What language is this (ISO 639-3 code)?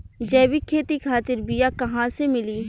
bho